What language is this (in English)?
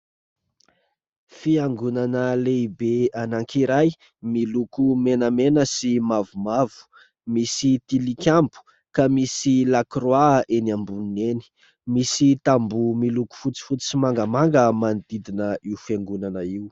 Malagasy